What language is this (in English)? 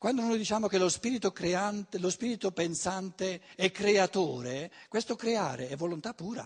Italian